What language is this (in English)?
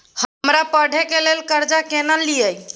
Maithili